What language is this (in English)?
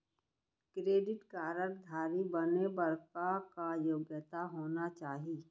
Chhattisgarhi